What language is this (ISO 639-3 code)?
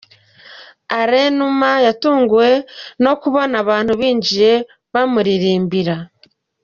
kin